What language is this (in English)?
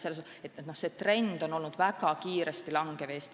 Estonian